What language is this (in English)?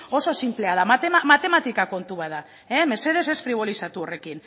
Basque